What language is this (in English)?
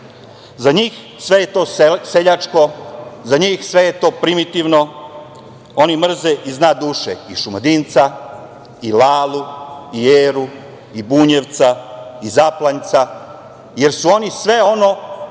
Serbian